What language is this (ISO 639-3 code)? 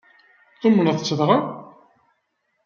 kab